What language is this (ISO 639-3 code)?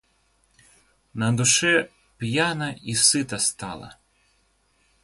rus